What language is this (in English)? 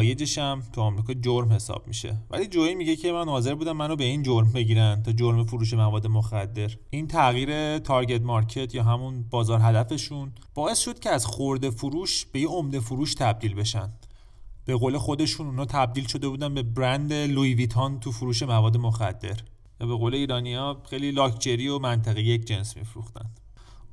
Persian